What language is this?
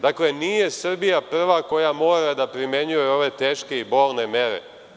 Serbian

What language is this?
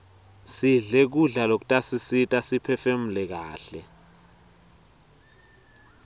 Swati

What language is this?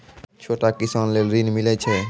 Maithili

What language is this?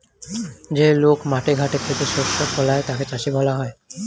Bangla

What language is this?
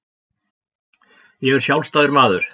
Icelandic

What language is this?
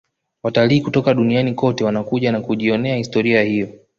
Swahili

